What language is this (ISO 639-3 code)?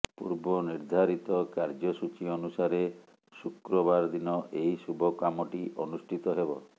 ori